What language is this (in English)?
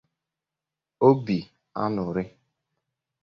Igbo